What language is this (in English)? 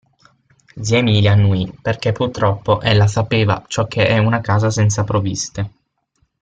Italian